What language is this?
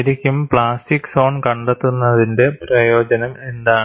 Malayalam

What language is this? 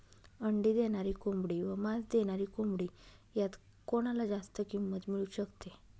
Marathi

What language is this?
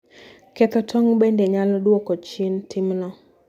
Luo (Kenya and Tanzania)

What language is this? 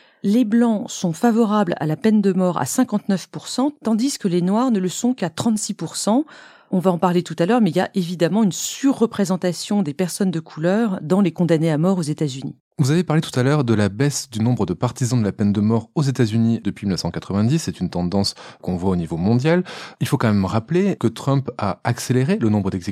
French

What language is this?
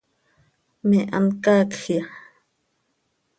Seri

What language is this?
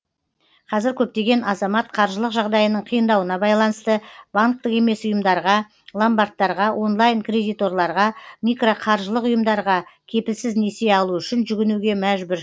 Kazakh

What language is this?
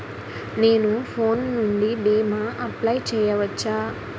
Telugu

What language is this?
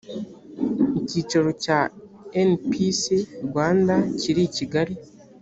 Kinyarwanda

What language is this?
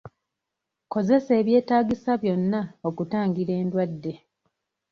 Ganda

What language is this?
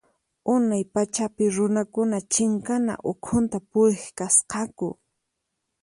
Puno Quechua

